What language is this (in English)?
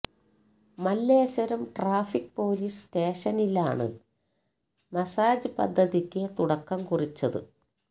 Malayalam